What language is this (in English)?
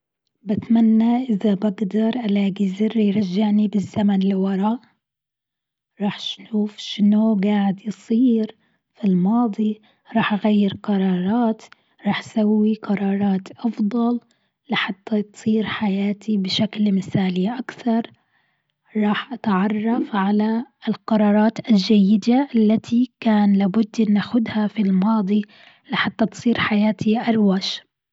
Gulf Arabic